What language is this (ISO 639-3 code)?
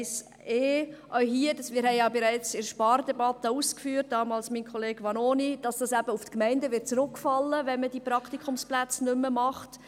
gsw